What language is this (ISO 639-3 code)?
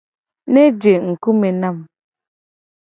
gej